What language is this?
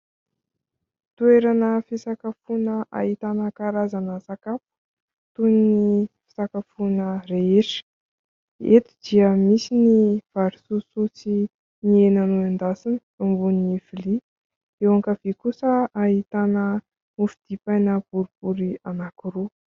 Malagasy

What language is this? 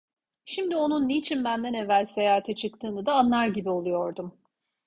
Turkish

